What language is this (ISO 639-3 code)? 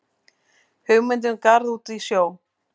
isl